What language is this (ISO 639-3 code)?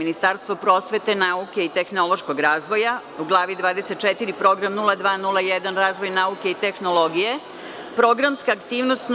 srp